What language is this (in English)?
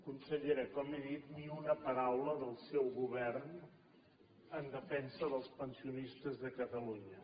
Catalan